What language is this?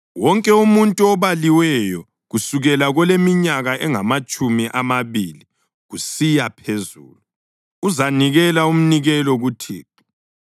North Ndebele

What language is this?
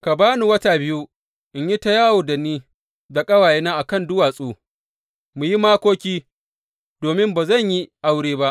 Hausa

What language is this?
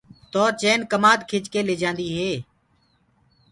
Gurgula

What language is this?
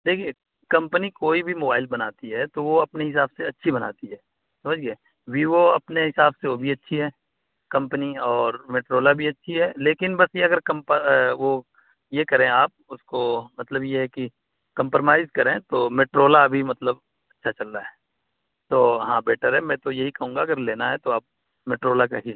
Urdu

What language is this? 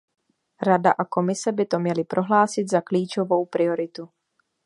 Czech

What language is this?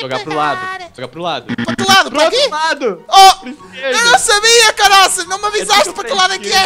Portuguese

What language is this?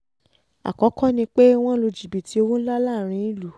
Yoruba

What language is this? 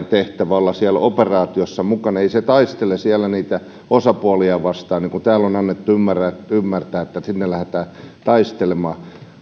Finnish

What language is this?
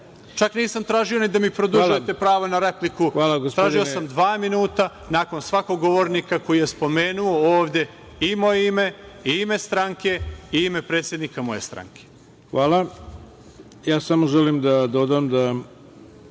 Serbian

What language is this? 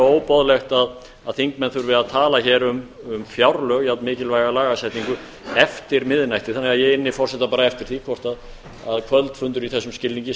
Icelandic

